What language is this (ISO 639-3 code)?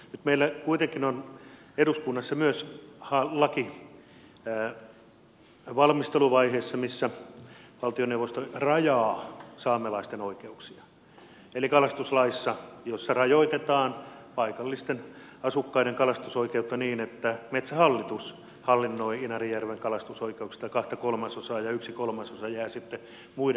fin